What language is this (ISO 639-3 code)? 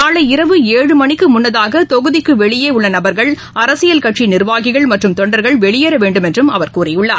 tam